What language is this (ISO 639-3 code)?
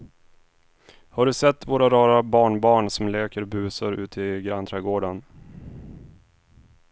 swe